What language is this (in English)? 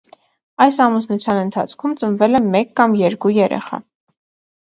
Armenian